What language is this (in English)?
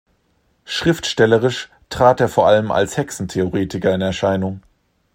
German